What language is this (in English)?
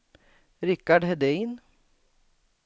Swedish